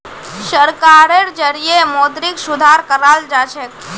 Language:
Magahi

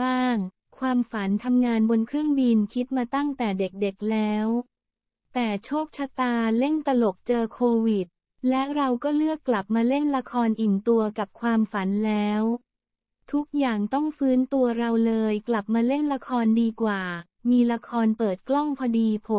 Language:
Thai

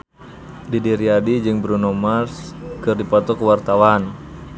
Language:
Sundanese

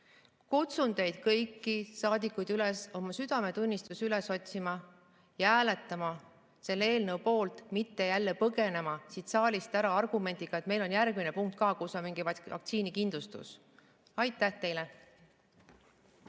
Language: Estonian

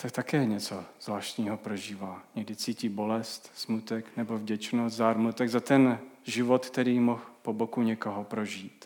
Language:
Czech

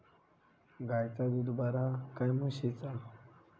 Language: Marathi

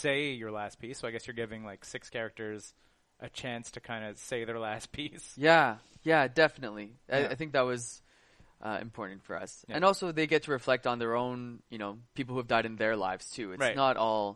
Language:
English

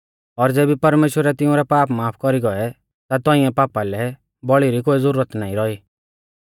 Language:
Mahasu Pahari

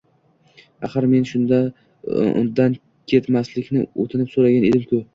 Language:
Uzbek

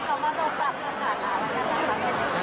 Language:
Thai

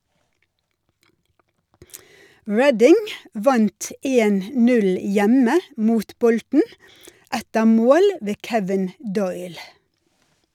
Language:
Norwegian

